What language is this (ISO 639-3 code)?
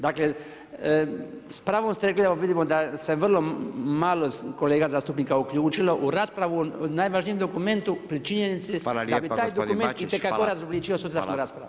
hrv